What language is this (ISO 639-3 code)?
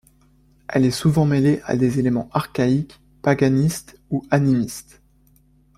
fra